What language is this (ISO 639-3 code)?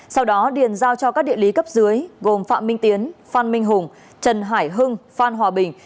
vie